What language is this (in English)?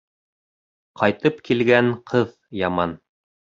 Bashkir